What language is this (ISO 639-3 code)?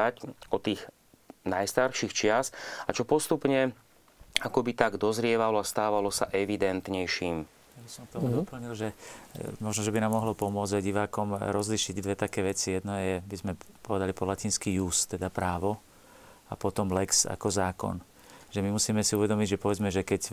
slk